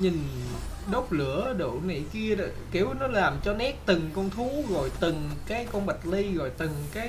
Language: Vietnamese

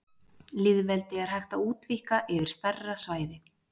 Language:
Icelandic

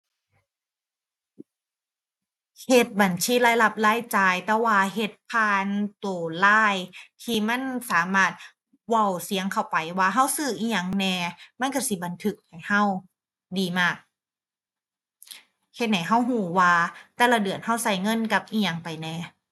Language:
Thai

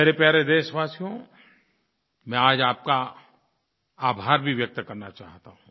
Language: Hindi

